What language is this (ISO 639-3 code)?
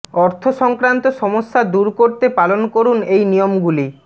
ben